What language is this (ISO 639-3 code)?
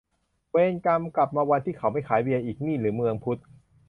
tha